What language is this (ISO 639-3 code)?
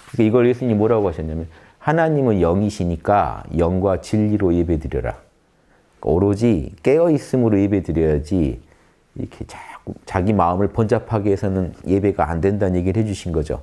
kor